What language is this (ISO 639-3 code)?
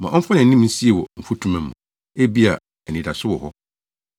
aka